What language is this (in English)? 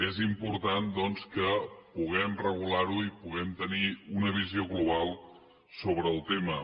Catalan